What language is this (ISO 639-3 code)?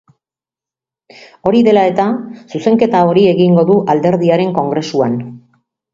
eus